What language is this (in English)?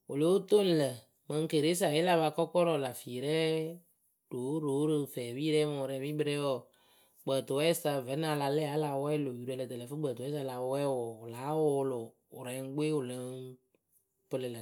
Akebu